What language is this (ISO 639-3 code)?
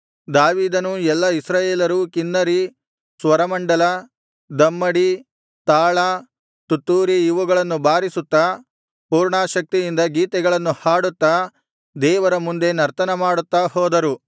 kan